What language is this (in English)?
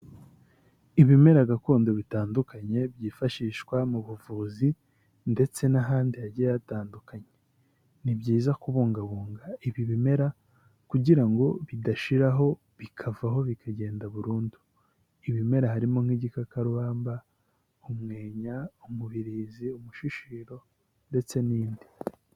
Kinyarwanda